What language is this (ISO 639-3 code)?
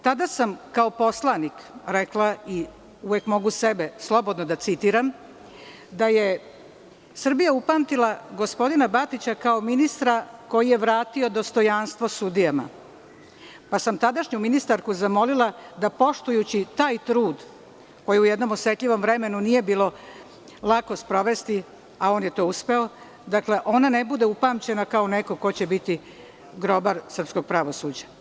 srp